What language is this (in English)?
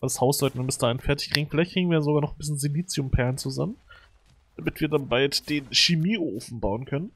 German